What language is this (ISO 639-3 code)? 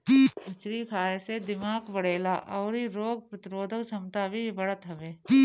bho